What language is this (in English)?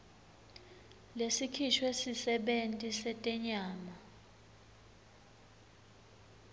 Swati